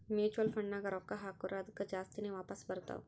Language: Kannada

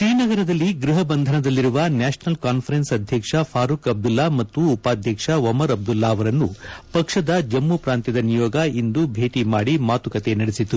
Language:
Kannada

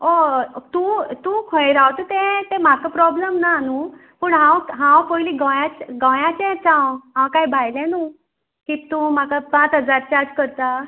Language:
Konkani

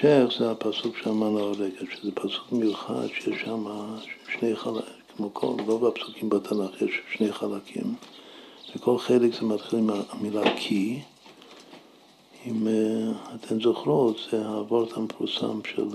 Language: Hebrew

